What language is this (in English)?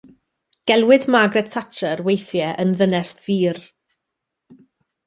Welsh